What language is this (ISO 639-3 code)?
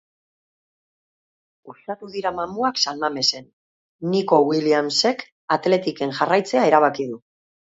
eus